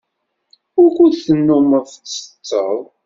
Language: Kabyle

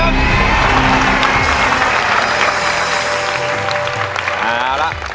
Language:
Thai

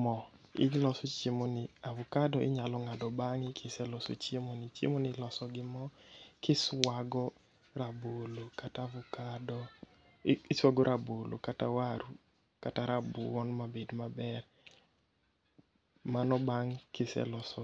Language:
Luo (Kenya and Tanzania)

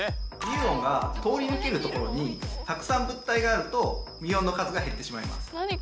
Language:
Japanese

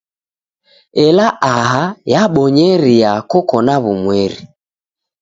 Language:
Taita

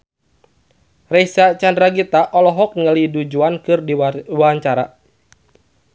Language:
Sundanese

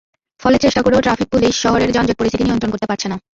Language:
Bangla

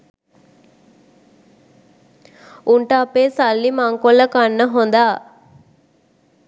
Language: Sinhala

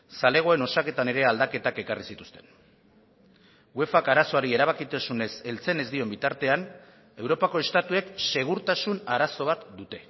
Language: Basque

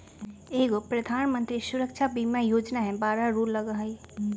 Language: Magahi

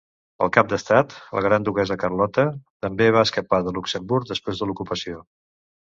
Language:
Catalan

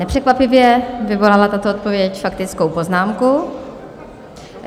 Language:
Czech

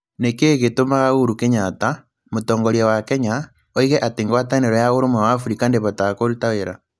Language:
Kikuyu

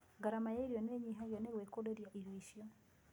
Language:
Kikuyu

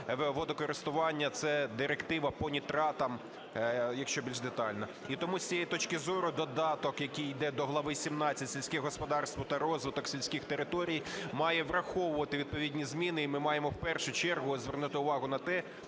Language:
Ukrainian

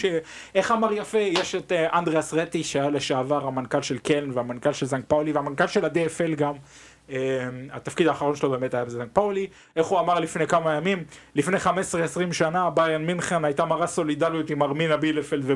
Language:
Hebrew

